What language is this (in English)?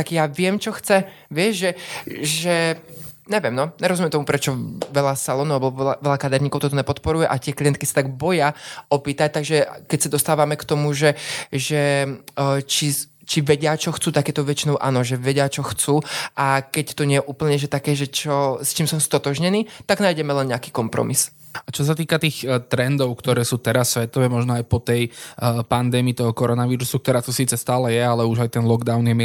Slovak